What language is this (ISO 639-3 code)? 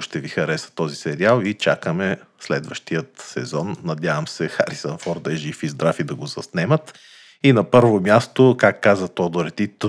bul